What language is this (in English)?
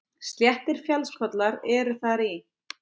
Icelandic